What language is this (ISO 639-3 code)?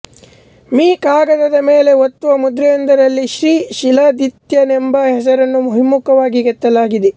kan